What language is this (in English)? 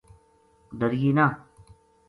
Gujari